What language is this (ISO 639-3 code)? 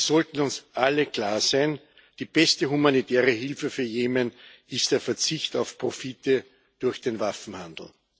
deu